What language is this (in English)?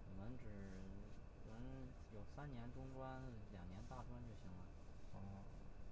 Chinese